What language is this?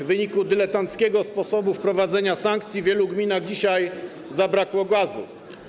Polish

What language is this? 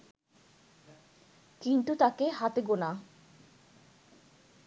Bangla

